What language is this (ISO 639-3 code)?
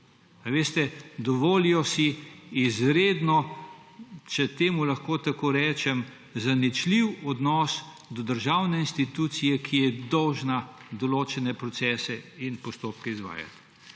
slv